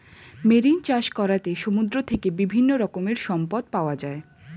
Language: Bangla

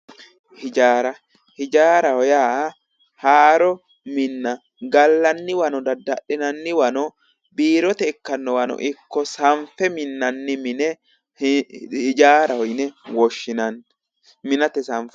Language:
Sidamo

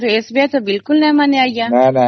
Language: Odia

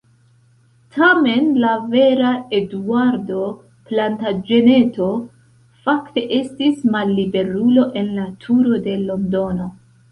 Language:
Esperanto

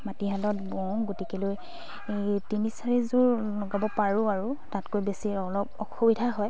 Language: Assamese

